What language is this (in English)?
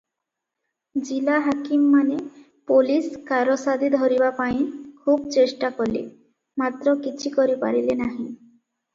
Odia